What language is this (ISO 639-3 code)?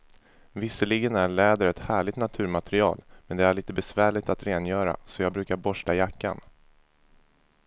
swe